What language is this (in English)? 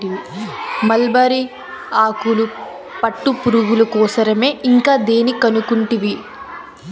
Telugu